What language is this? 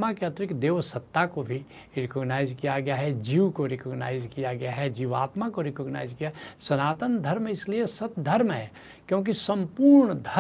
Hindi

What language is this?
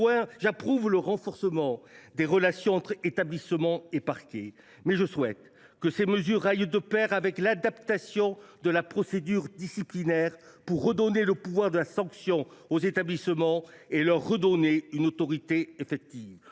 French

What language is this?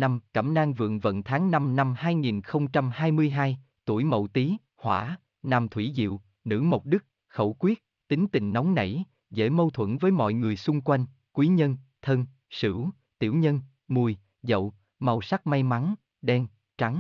Vietnamese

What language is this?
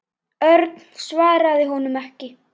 Icelandic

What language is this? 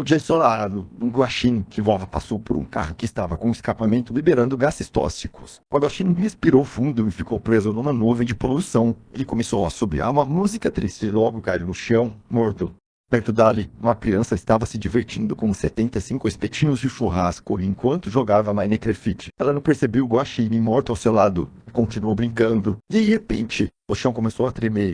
Portuguese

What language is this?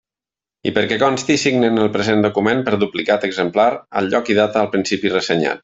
Catalan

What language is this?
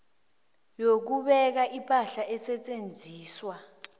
South Ndebele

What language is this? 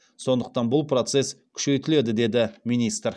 Kazakh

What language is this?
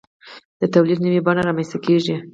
Pashto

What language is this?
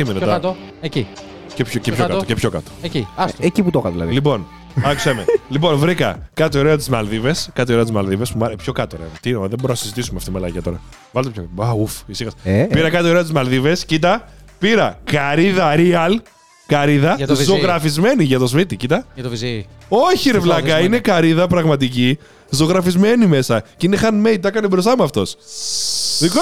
Greek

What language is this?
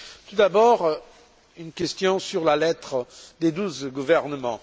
French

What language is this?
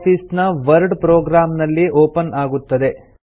Kannada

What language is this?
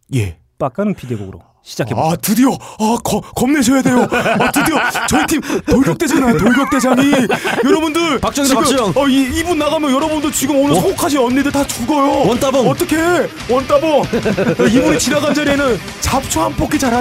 Korean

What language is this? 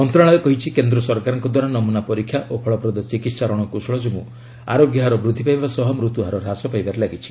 Odia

